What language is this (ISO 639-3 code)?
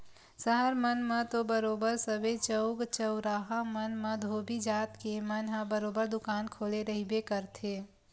hne